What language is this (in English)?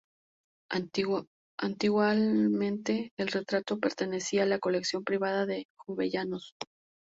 Spanish